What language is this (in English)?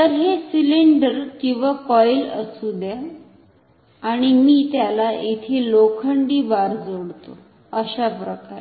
Marathi